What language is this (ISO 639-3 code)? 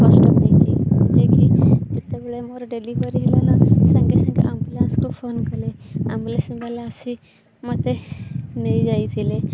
ori